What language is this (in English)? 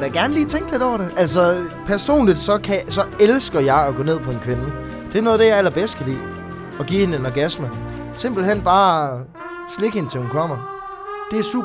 Danish